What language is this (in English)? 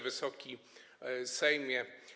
Polish